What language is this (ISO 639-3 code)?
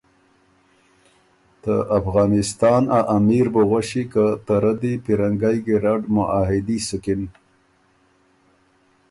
oru